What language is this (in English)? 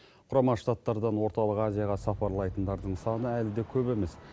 Kazakh